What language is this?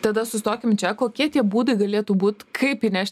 Lithuanian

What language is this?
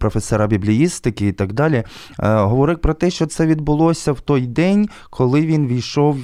Ukrainian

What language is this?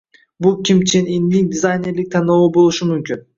Uzbek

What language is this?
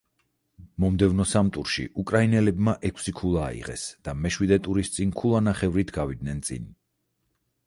Georgian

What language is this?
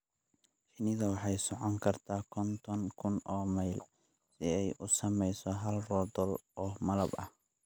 Somali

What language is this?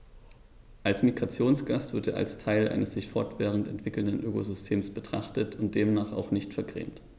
German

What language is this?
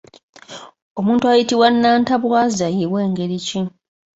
Ganda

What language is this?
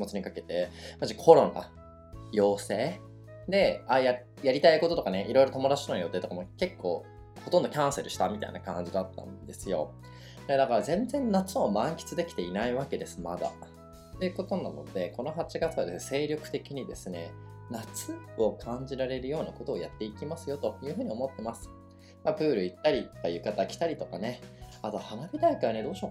Japanese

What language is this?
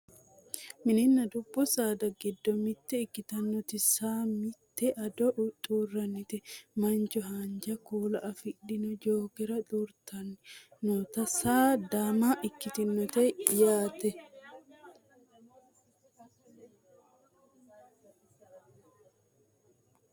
Sidamo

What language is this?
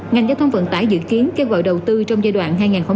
Vietnamese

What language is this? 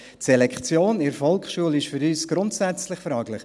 Swiss German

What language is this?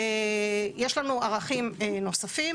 Hebrew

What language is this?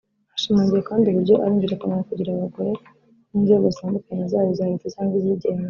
Kinyarwanda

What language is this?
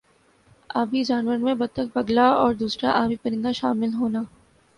Urdu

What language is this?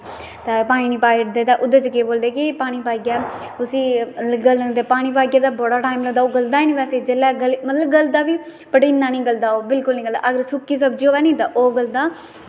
Dogri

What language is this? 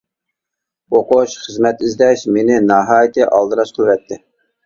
Uyghur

